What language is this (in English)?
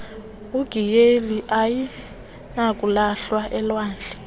Xhosa